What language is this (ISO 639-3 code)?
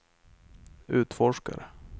swe